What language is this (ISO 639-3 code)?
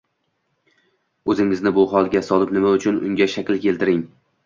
uzb